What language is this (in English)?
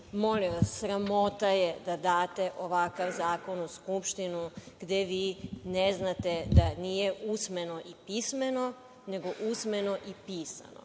Serbian